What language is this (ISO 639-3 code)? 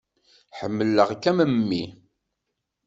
kab